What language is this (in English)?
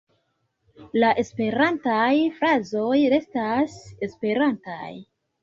Esperanto